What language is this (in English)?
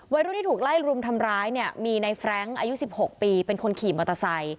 Thai